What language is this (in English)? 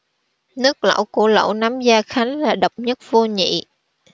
Vietnamese